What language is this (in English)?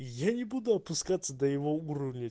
Russian